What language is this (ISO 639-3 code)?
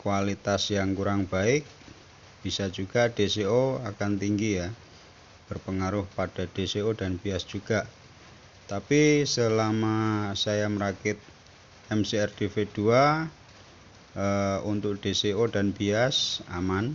ind